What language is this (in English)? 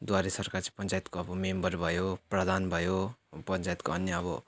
Nepali